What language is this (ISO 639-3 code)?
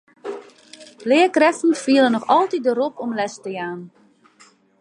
fry